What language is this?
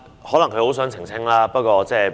Cantonese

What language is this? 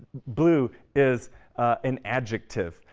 English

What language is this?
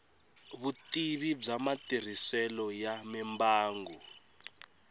Tsonga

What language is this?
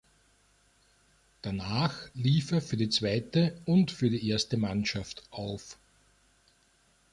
German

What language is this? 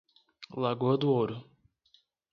Portuguese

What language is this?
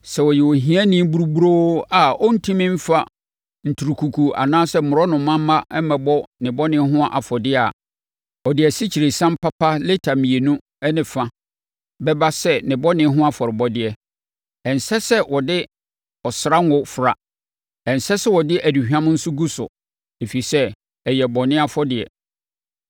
Akan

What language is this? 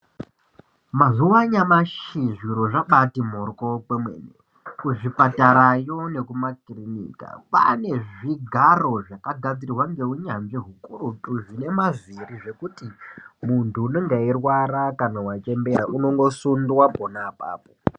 Ndau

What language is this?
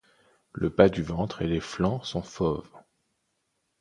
French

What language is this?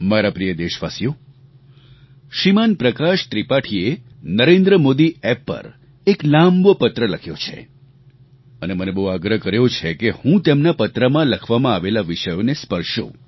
Gujarati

